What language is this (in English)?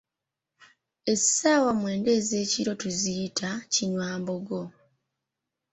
Ganda